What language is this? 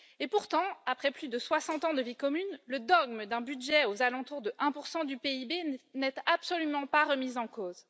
French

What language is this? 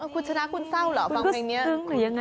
Thai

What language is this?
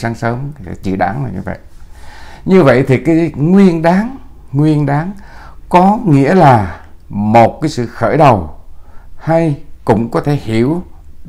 Vietnamese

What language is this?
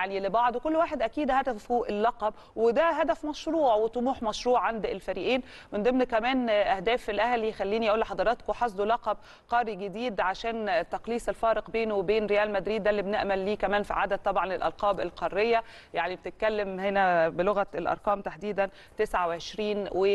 Arabic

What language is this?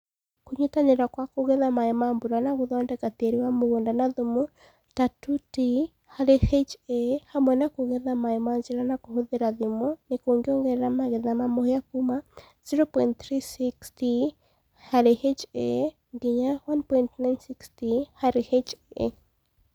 Kikuyu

